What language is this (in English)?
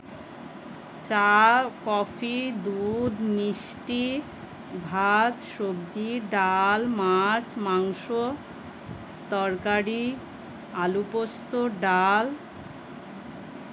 Bangla